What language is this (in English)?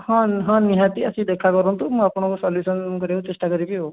Odia